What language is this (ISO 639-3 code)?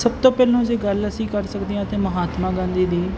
pan